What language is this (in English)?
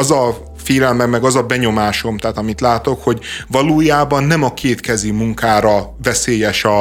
Hungarian